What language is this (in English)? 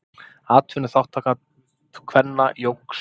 Icelandic